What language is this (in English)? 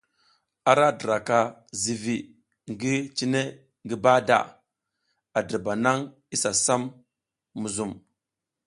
South Giziga